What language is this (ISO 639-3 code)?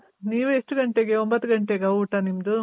kan